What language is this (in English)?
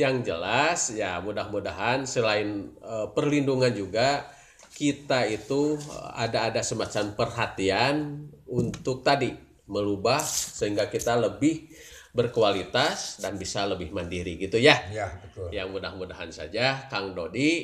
Indonesian